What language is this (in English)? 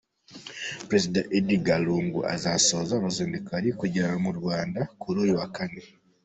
Kinyarwanda